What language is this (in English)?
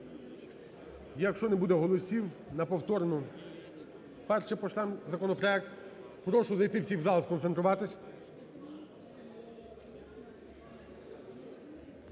Ukrainian